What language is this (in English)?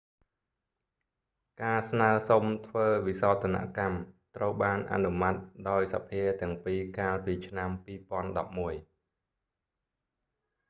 Khmer